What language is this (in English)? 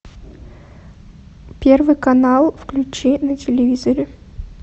Russian